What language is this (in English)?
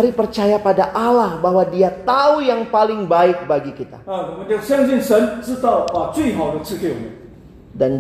Indonesian